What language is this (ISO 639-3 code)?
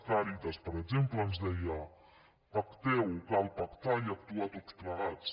cat